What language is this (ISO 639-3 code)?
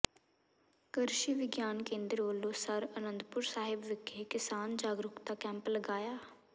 pan